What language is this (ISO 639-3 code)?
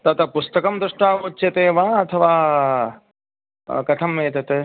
san